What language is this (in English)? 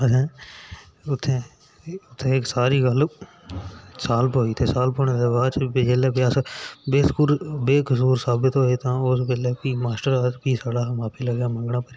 Dogri